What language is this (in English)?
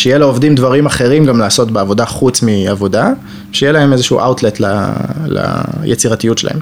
Hebrew